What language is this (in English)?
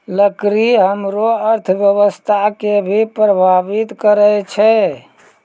Maithili